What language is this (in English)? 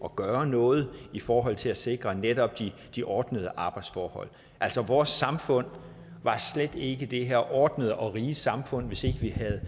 Danish